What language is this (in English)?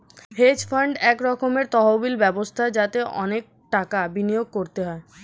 Bangla